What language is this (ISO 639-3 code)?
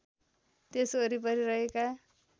nep